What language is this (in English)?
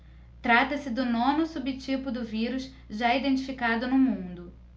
Portuguese